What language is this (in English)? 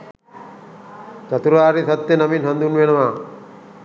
Sinhala